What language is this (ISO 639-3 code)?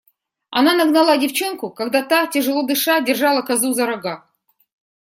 rus